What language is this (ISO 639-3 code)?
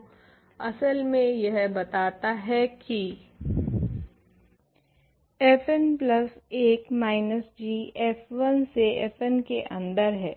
hin